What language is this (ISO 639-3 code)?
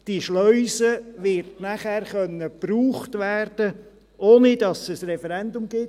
gsw